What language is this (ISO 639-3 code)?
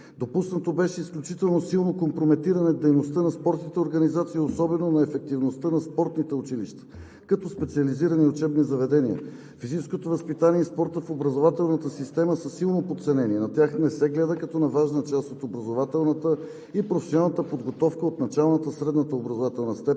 bul